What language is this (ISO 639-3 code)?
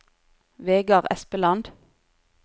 nor